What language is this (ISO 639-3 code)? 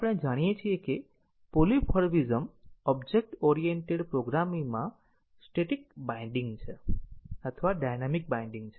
guj